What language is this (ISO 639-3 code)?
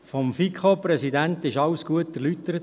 gsw